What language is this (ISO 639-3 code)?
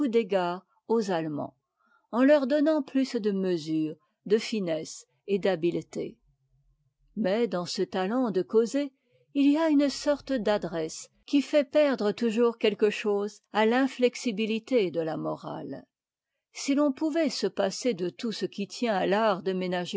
fra